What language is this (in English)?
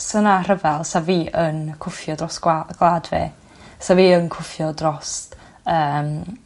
Welsh